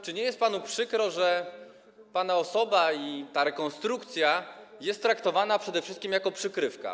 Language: Polish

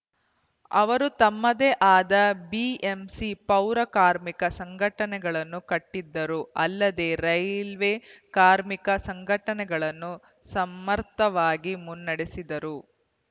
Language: Kannada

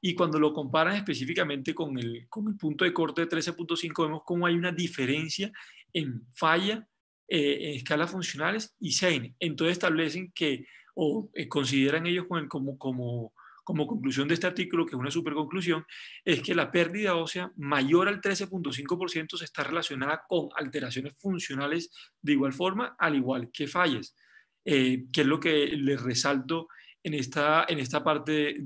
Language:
Spanish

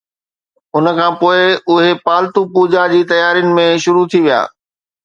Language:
Sindhi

